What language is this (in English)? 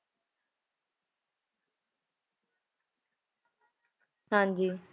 Punjabi